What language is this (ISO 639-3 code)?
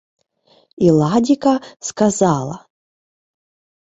ukr